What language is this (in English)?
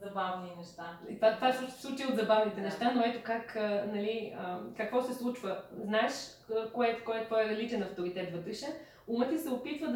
Bulgarian